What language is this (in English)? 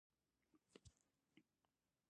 Pashto